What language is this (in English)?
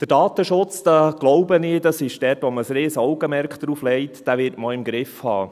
Swiss German